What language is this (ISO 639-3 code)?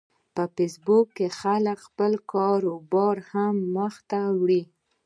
pus